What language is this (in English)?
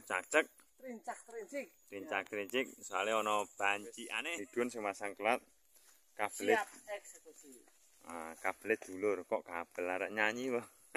Indonesian